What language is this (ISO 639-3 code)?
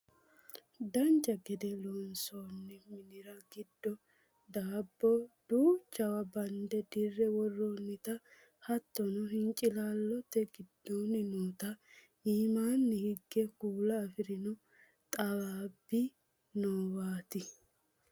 sid